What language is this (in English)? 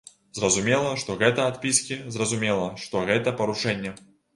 Belarusian